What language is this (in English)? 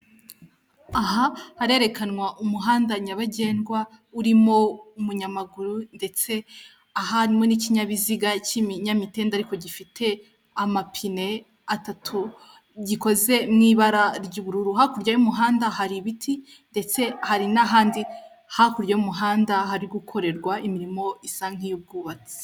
Kinyarwanda